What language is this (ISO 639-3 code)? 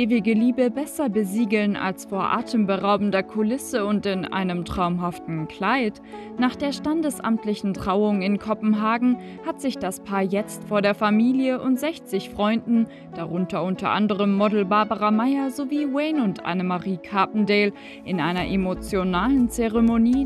deu